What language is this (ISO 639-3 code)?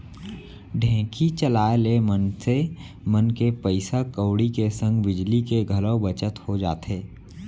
hne